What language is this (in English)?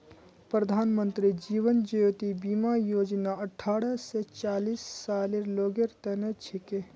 Magahi